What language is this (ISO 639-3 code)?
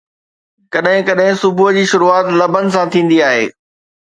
snd